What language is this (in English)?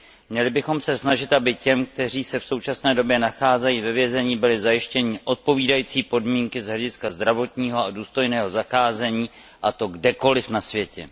Czech